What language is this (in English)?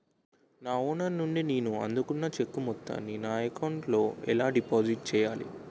Telugu